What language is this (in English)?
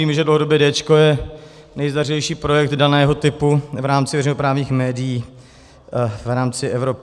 Czech